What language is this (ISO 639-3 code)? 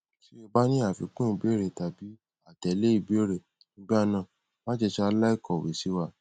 yor